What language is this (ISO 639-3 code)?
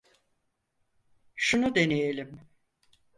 tur